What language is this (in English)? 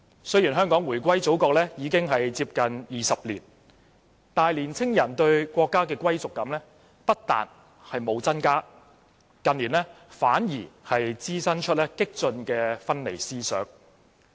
Cantonese